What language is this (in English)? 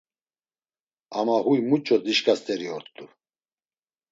Laz